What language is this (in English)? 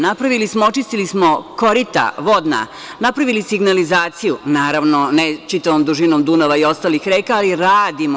Serbian